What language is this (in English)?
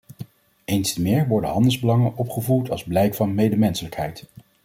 Dutch